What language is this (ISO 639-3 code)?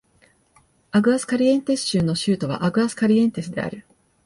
jpn